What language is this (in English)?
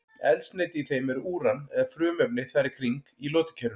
Icelandic